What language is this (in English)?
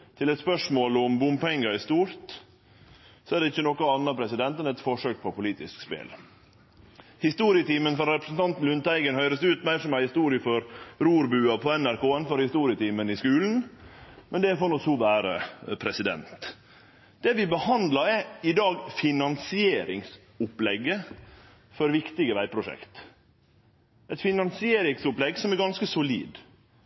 Norwegian Nynorsk